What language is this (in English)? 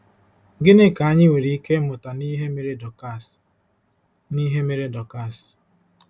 Igbo